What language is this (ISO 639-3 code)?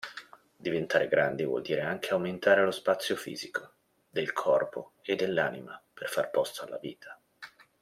ita